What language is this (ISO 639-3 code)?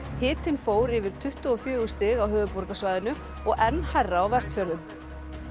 isl